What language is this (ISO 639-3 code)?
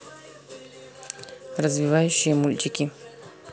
rus